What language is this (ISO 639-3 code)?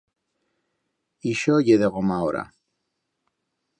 arg